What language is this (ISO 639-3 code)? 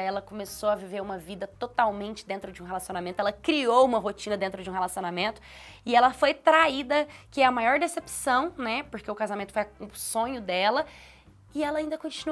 por